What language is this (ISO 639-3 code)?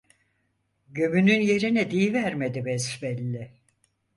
tur